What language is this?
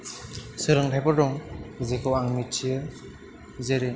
Bodo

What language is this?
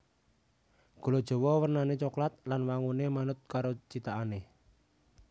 Javanese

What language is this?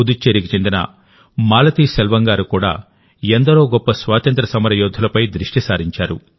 Telugu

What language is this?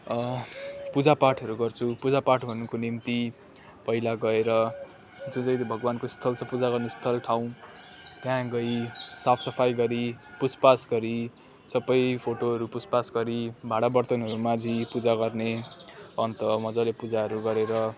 Nepali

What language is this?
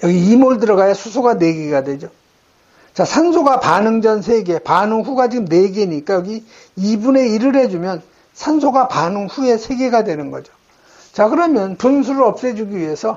Korean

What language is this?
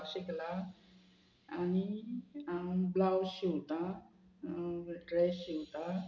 Konkani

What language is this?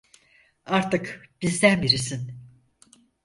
Turkish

